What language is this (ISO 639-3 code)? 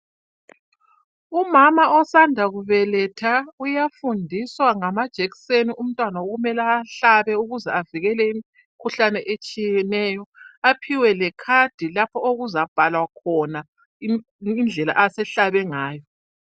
nde